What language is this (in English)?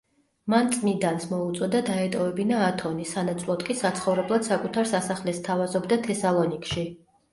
Georgian